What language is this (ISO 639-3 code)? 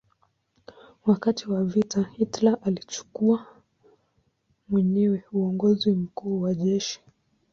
swa